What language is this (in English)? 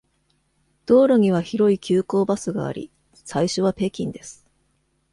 Japanese